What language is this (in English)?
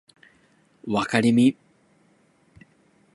Japanese